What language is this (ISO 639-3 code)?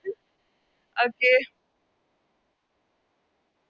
mal